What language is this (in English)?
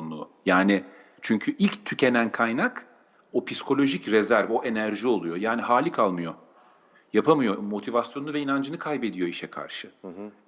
Turkish